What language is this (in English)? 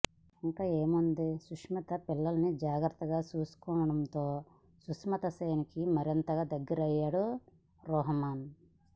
Telugu